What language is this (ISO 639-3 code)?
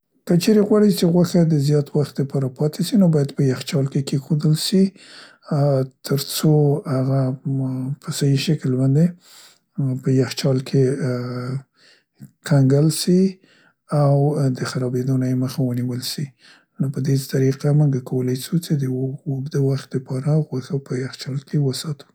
pst